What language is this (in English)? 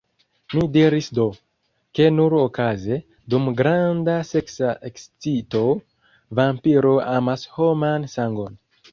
Esperanto